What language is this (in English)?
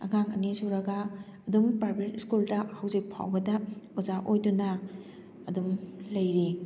Manipuri